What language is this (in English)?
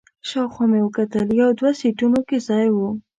Pashto